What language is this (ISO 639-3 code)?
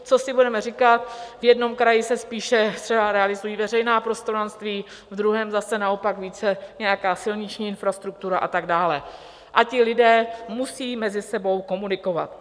ces